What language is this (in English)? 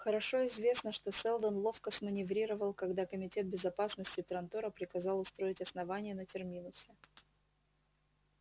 Russian